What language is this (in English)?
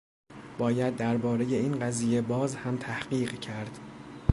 Persian